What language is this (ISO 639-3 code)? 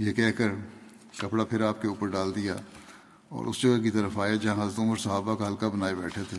urd